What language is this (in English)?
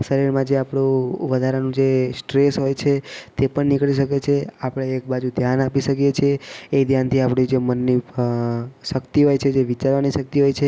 Gujarati